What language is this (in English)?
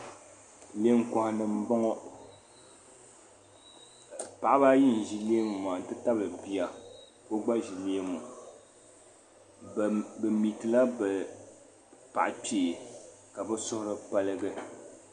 Dagbani